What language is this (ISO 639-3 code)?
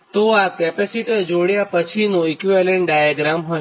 guj